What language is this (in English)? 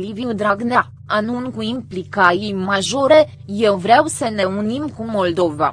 Romanian